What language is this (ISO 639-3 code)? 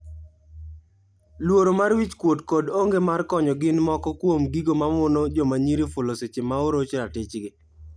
luo